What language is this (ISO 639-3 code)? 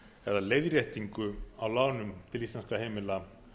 isl